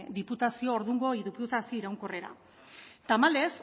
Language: Basque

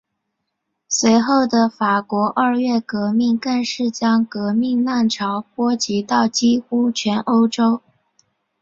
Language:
Chinese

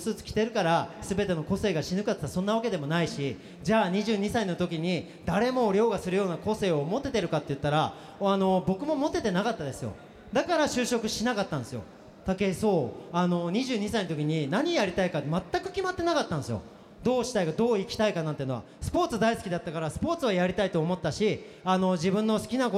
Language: Japanese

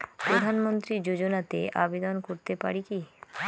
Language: Bangla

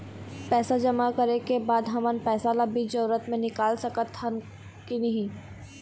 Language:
Chhattisgarhi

